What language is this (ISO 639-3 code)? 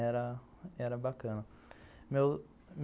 por